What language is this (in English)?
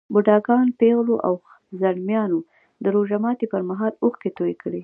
Pashto